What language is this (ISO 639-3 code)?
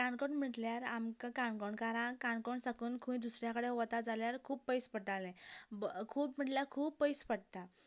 kok